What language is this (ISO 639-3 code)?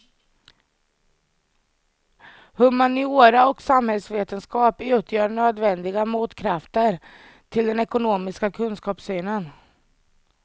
swe